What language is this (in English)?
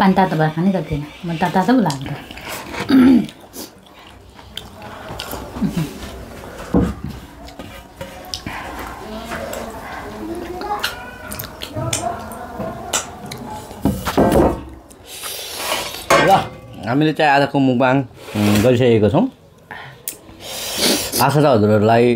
Indonesian